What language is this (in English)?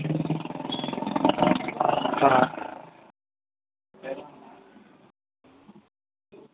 Dogri